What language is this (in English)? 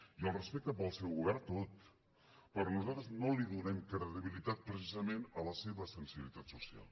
Catalan